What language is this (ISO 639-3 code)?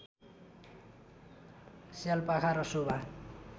nep